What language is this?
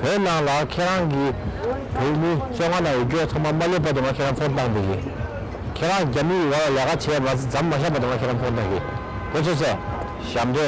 Turkish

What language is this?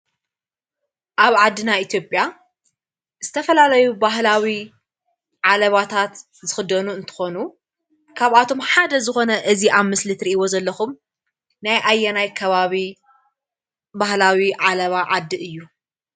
Tigrinya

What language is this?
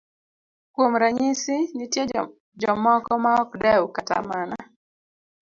Luo (Kenya and Tanzania)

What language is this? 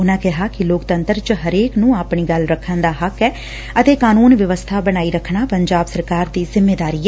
Punjabi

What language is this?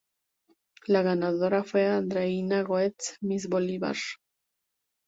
Spanish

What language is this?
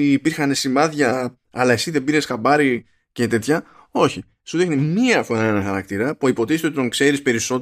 Greek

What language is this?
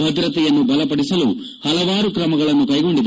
Kannada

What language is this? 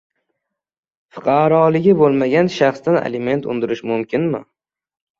Uzbek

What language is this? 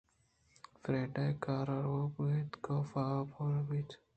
Eastern Balochi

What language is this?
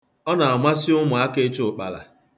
Igbo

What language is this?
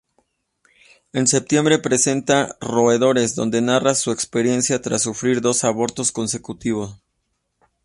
Spanish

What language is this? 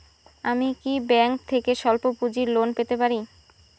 Bangla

